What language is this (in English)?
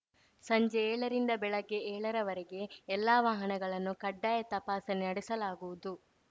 Kannada